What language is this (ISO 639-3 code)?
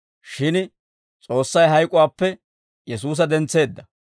dwr